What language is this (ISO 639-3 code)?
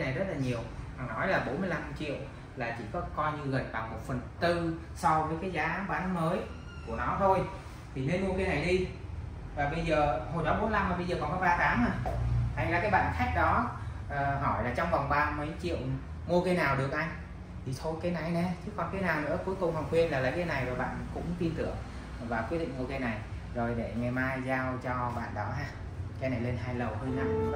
vie